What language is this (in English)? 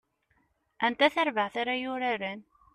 Kabyle